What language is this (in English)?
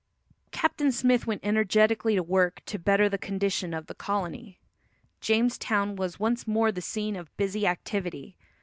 English